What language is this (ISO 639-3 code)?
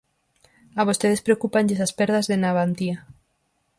glg